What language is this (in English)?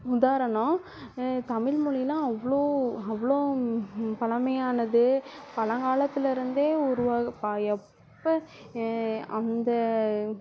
Tamil